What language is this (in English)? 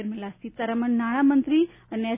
Gujarati